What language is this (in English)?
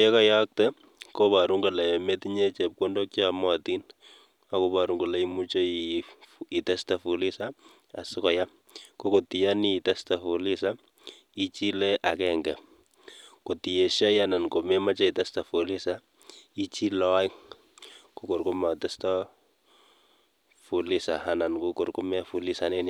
Kalenjin